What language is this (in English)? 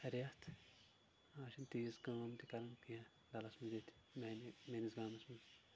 Kashmiri